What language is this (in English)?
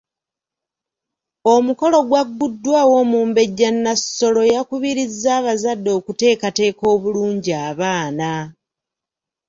Ganda